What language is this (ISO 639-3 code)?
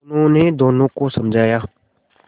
hin